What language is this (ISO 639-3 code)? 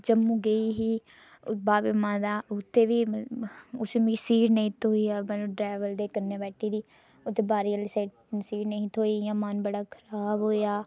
doi